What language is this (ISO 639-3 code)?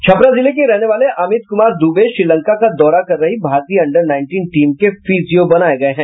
hin